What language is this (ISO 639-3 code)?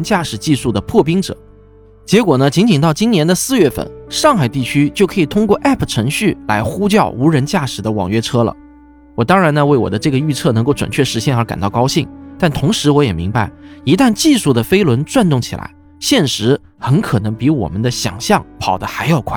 zho